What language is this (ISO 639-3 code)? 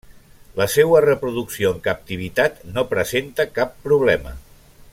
cat